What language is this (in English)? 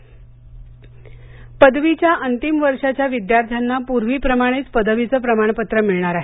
Marathi